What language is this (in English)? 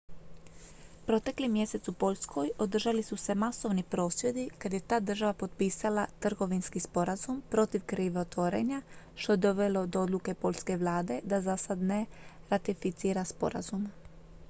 Croatian